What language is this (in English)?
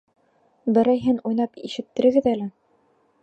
Bashkir